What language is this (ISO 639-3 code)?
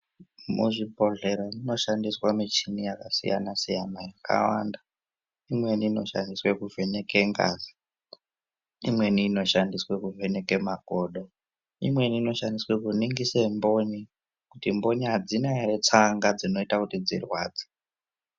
ndc